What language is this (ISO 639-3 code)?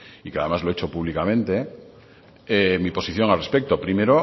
spa